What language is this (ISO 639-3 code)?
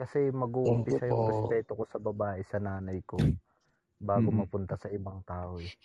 fil